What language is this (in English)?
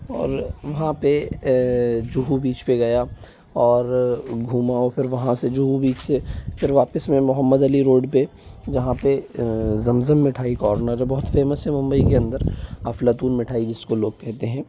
Hindi